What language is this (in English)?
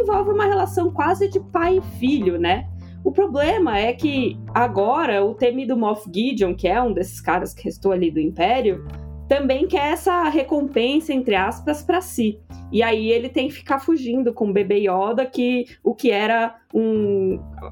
Portuguese